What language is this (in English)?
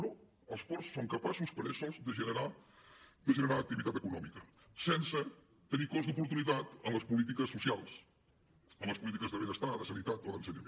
Catalan